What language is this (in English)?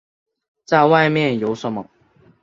Chinese